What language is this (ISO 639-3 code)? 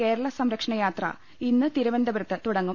mal